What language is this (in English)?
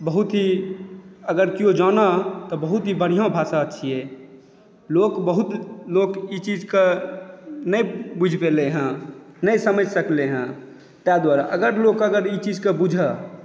Maithili